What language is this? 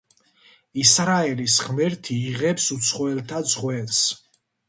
Georgian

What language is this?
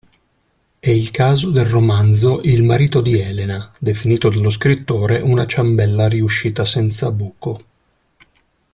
Italian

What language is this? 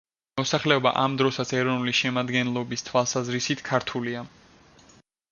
Georgian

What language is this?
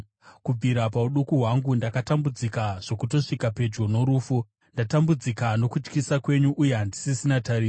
Shona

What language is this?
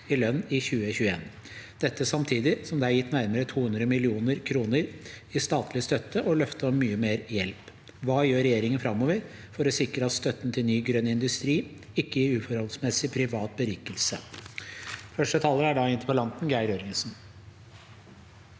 Norwegian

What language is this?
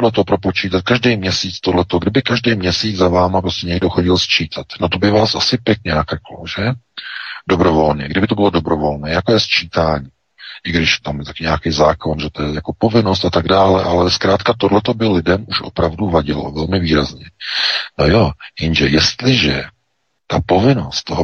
Czech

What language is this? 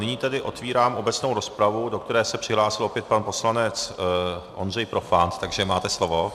Czech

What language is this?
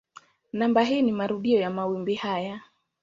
Swahili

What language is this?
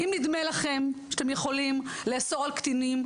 Hebrew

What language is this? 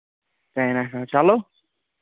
Kashmiri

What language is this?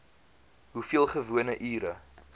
Afrikaans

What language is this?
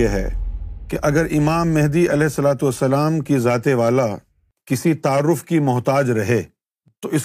Urdu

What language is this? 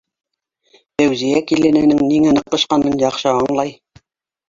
Bashkir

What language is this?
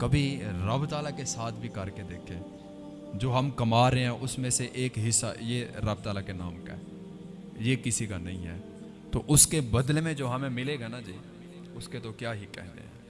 Urdu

